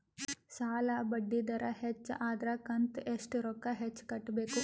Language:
Kannada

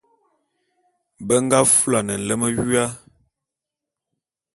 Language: Bulu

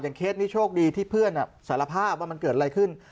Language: Thai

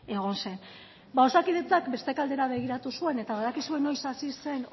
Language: Basque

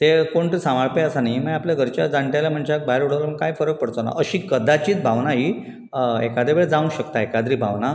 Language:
Konkani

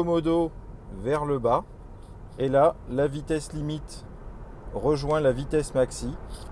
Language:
French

